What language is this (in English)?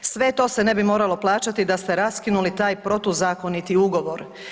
Croatian